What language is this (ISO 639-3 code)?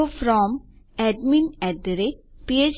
guj